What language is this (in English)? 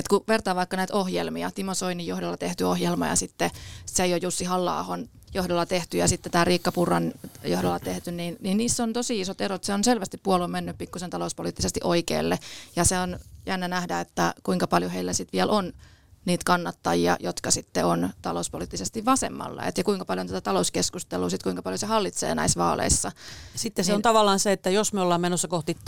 Finnish